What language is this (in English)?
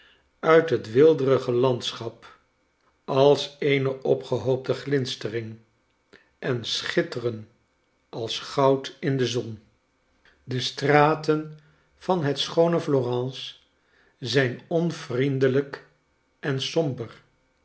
Dutch